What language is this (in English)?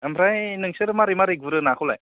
Bodo